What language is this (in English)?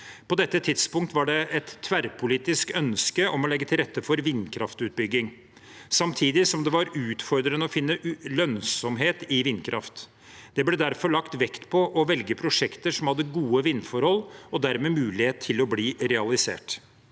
Norwegian